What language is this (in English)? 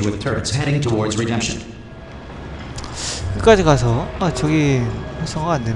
Korean